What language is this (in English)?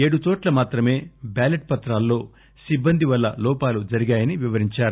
Telugu